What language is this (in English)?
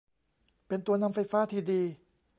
Thai